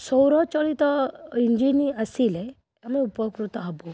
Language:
Odia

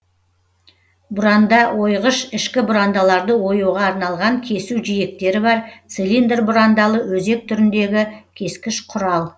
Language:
Kazakh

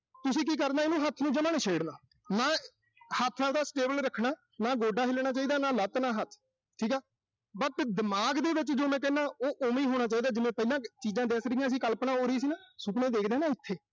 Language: Punjabi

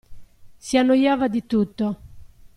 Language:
Italian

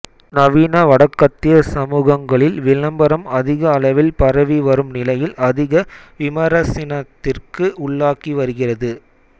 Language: Tamil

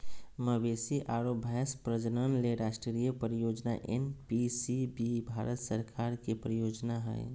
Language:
Magahi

